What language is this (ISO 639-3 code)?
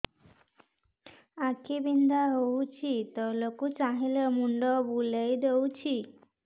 ori